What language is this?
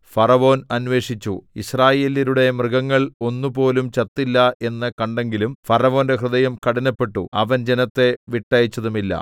Malayalam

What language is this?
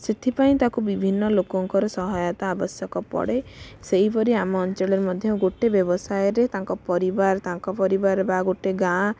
Odia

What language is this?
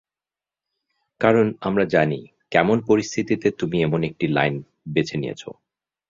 Bangla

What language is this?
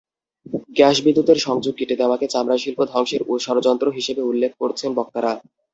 Bangla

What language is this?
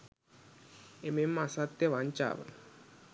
Sinhala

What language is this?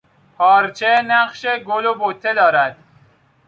Persian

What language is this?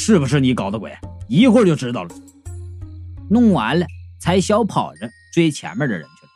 Chinese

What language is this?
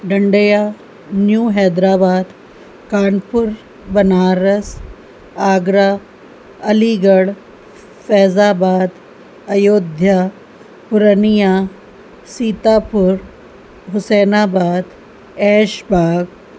Sindhi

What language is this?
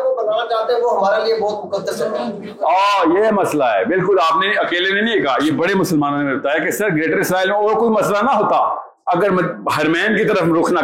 Urdu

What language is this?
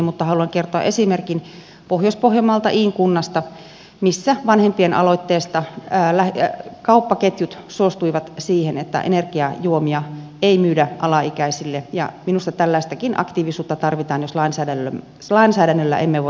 Finnish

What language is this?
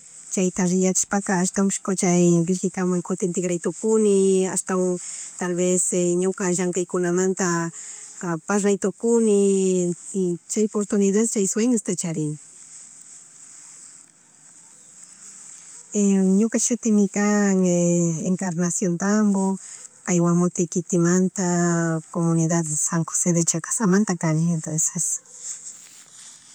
Chimborazo Highland Quichua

